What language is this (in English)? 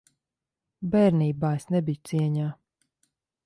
Latvian